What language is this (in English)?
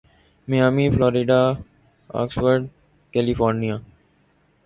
Urdu